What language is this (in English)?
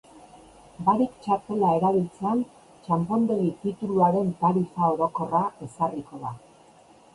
Basque